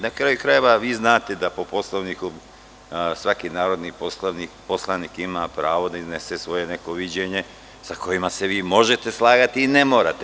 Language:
Serbian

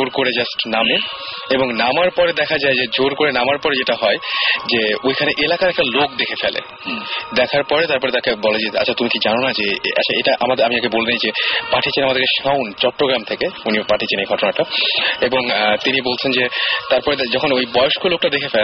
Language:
Bangla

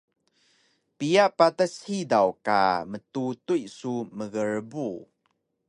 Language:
Taroko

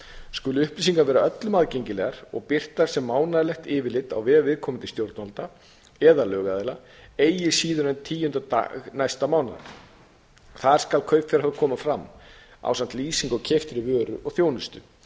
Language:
Icelandic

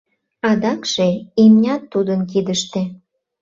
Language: Mari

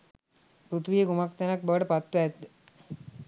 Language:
Sinhala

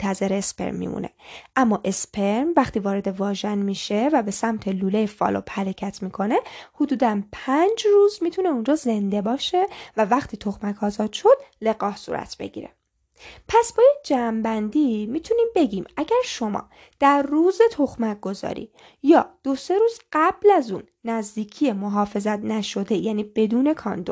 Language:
Persian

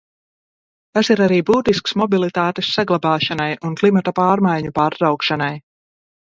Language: Latvian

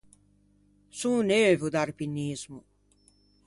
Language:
Ligurian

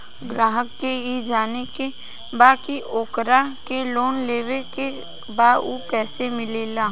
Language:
Bhojpuri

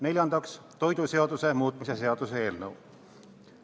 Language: Estonian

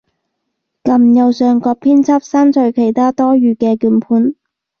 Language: Cantonese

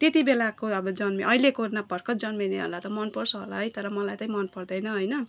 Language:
Nepali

